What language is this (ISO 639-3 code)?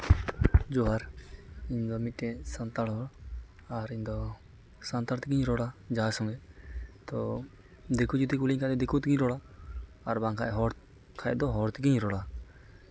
sat